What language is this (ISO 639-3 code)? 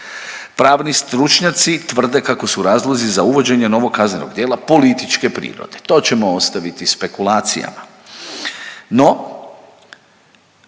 hrv